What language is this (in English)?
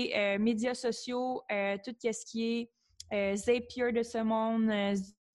French